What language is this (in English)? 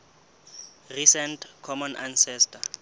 Southern Sotho